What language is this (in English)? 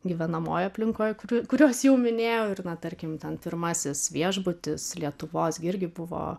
Lithuanian